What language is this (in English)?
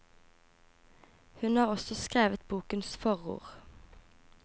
Norwegian